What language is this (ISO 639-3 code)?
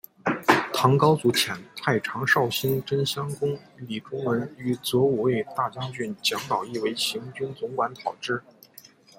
zho